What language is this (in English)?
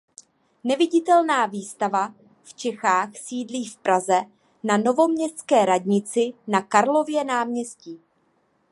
Czech